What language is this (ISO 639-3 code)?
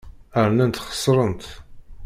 kab